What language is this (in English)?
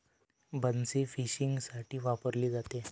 Marathi